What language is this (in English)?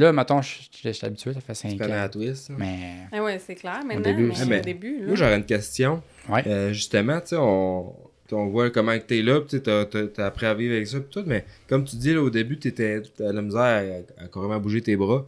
French